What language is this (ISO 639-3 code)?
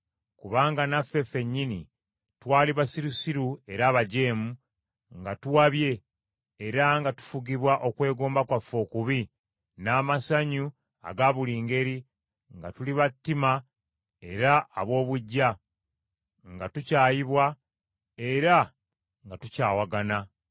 lug